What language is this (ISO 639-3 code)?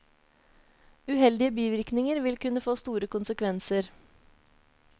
nor